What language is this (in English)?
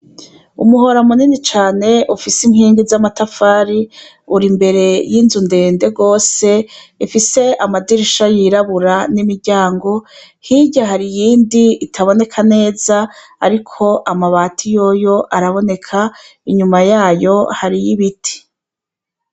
Rundi